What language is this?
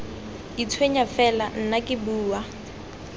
Tswana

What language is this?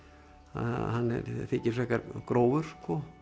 Icelandic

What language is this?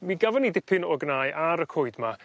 Welsh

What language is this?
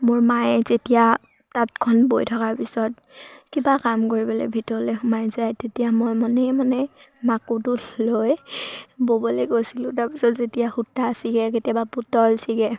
Assamese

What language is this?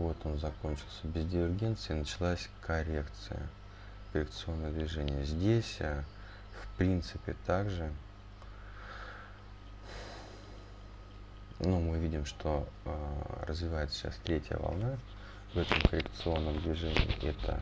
Russian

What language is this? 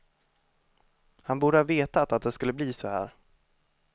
Swedish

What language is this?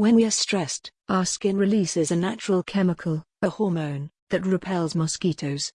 English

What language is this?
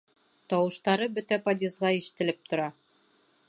Bashkir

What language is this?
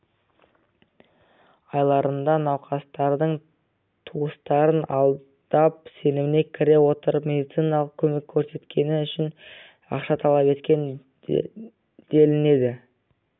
Kazakh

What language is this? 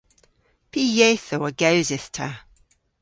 Cornish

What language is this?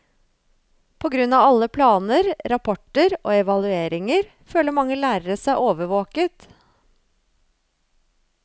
Norwegian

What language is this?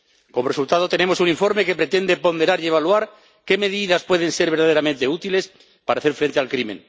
Spanish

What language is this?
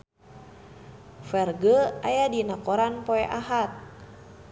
Sundanese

